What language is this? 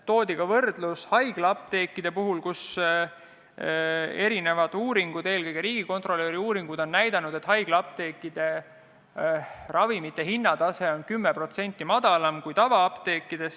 Estonian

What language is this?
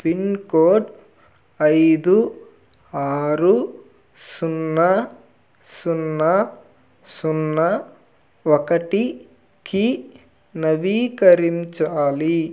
Telugu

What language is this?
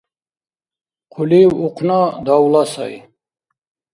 Dargwa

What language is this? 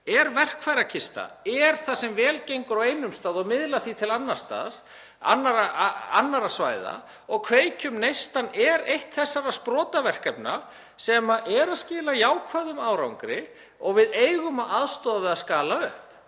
Icelandic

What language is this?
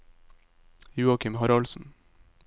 Norwegian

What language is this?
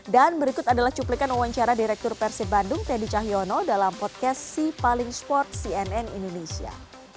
Indonesian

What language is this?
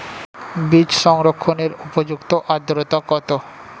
Bangla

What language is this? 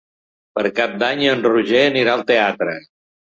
Catalan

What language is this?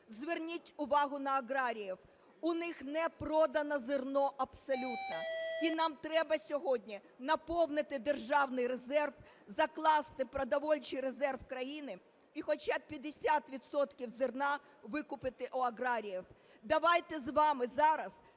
Ukrainian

